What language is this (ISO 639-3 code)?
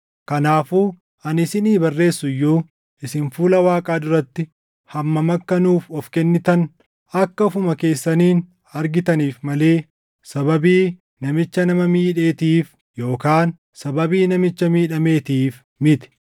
orm